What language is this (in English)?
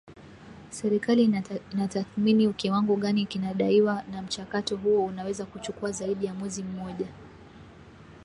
Swahili